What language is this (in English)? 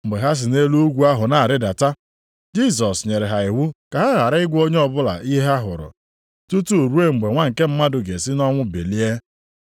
Igbo